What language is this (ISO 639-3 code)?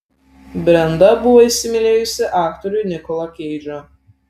lit